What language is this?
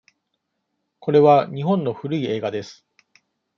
Japanese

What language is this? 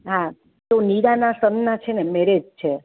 Gujarati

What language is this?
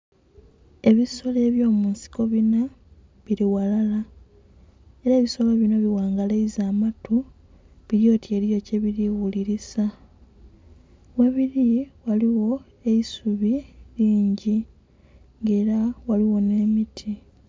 Soga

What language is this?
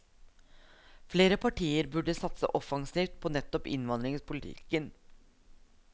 Norwegian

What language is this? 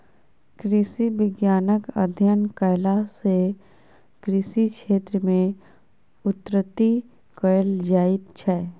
Maithili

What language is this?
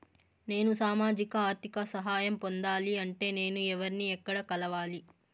Telugu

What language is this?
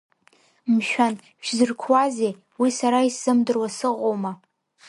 Abkhazian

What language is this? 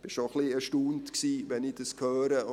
Swiss German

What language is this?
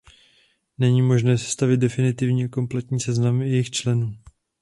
Czech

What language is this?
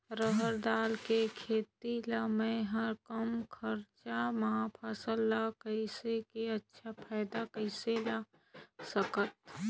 Chhattisgarhi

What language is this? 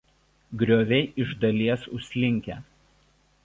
Lithuanian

